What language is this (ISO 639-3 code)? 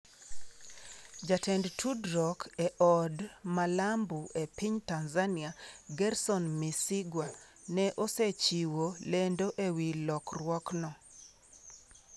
luo